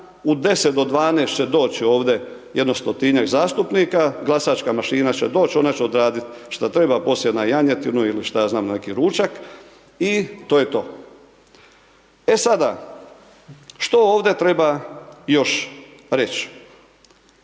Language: Croatian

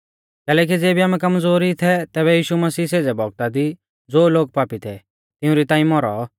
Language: Mahasu Pahari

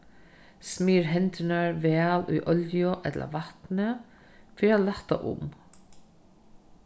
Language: Faroese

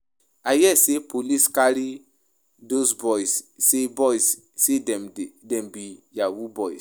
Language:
Nigerian Pidgin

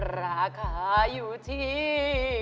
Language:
Thai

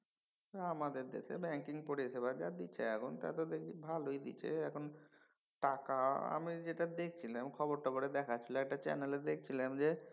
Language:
Bangla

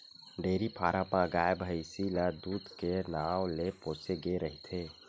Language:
Chhattisgarhi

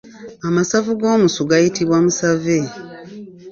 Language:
Ganda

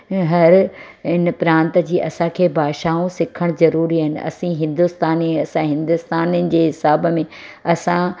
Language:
Sindhi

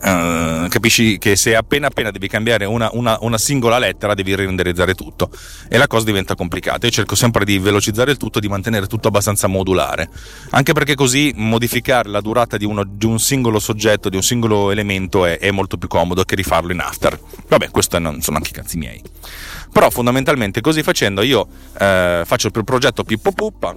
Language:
Italian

